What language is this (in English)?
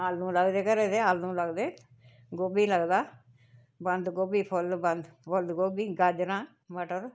Dogri